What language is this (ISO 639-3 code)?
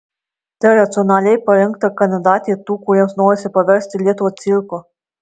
lit